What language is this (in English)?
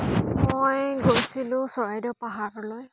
Assamese